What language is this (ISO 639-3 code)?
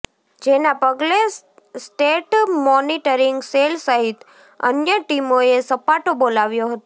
guj